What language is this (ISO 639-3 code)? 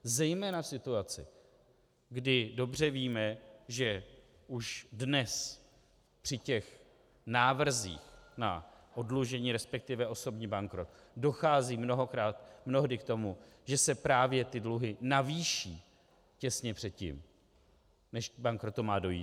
ces